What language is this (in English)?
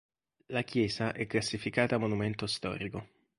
Italian